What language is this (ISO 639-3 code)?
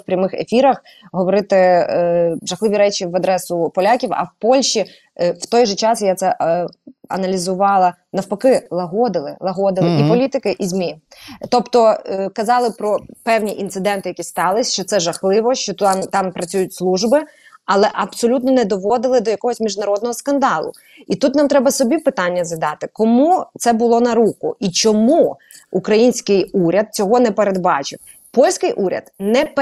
ukr